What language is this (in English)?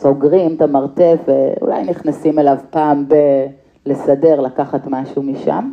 Hebrew